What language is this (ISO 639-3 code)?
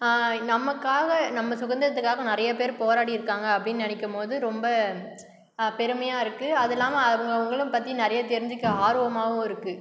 tam